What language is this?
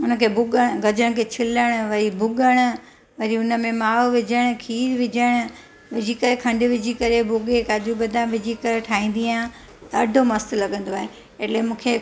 Sindhi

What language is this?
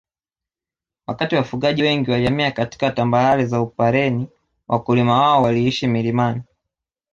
Swahili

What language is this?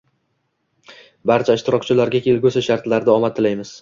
Uzbek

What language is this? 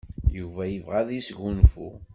Kabyle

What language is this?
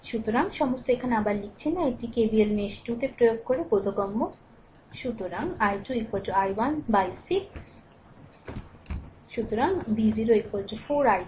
Bangla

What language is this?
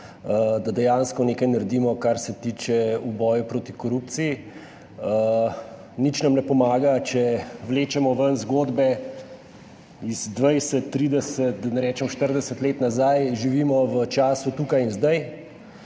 Slovenian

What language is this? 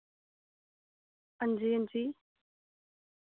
Dogri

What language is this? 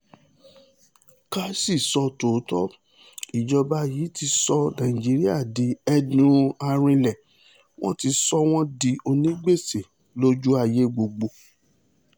Yoruba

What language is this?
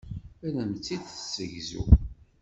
Kabyle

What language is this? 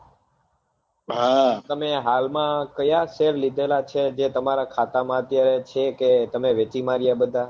Gujarati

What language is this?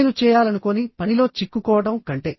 Telugu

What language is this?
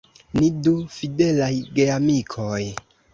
Esperanto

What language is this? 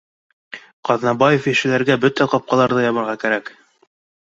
Bashkir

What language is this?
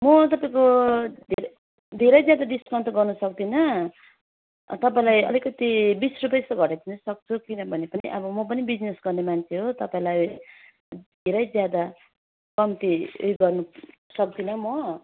Nepali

